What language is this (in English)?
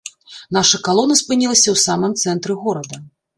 Belarusian